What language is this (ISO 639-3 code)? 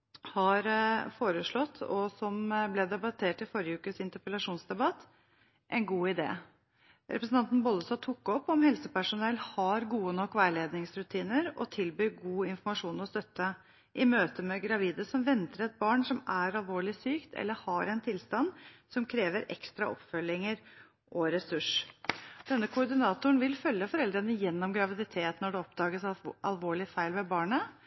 nob